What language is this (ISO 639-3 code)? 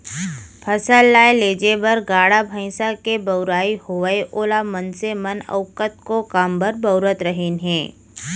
hne